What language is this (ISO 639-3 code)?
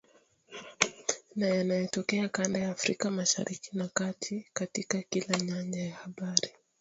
swa